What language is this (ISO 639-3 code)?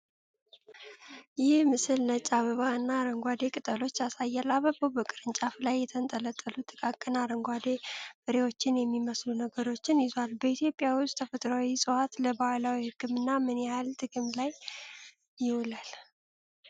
amh